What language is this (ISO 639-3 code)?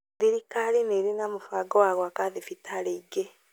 kik